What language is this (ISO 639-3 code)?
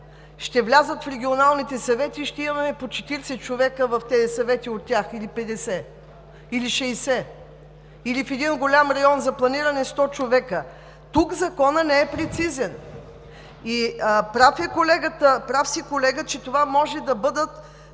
bul